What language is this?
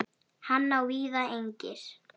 Icelandic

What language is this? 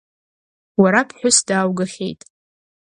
Abkhazian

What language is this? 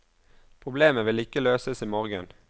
Norwegian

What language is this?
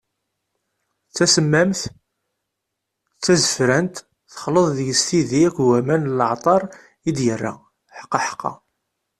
Kabyle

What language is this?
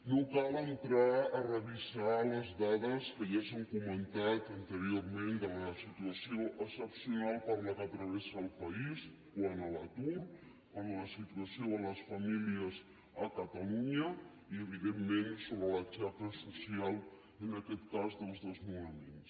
Catalan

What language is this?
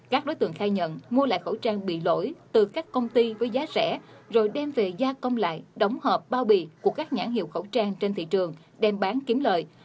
Vietnamese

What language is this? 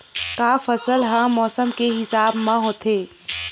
Chhattisgarhi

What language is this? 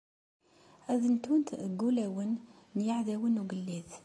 Kabyle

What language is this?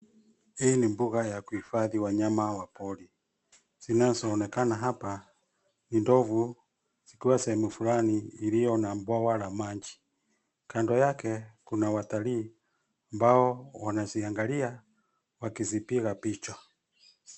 Swahili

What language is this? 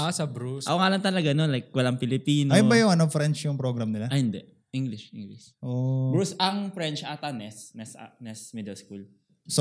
Filipino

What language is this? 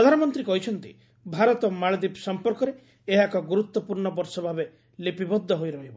Odia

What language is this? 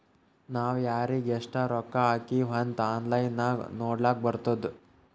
Kannada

